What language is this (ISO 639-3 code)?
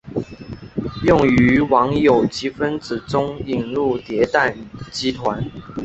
zho